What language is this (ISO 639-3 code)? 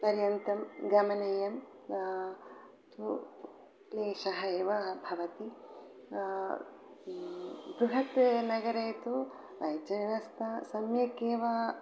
san